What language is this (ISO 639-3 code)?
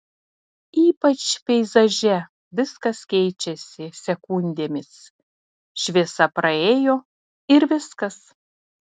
lit